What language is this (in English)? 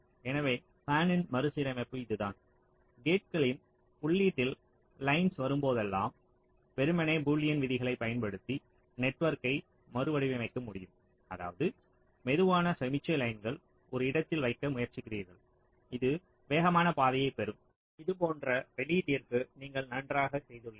Tamil